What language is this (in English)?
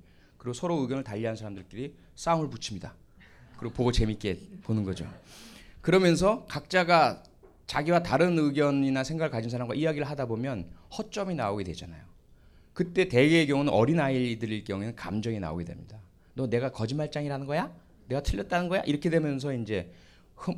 Korean